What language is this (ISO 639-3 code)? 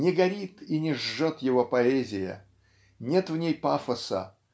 rus